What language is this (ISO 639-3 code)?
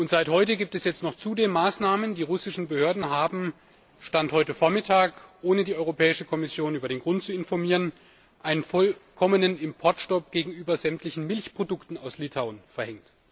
deu